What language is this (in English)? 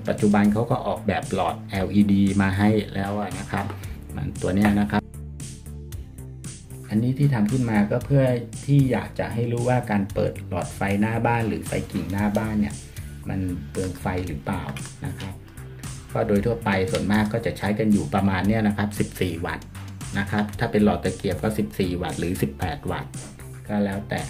Thai